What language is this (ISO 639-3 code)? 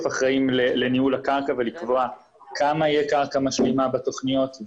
heb